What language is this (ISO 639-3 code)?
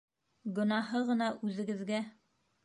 bak